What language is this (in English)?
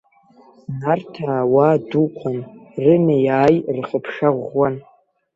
Abkhazian